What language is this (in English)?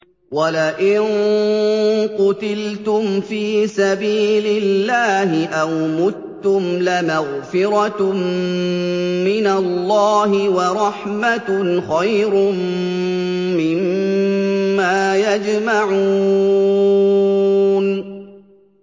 Arabic